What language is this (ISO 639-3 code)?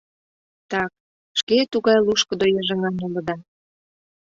chm